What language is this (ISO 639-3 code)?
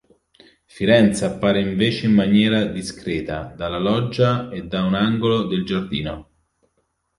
ita